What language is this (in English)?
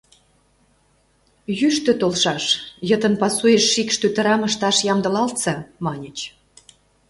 Mari